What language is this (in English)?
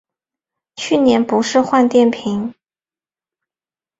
Chinese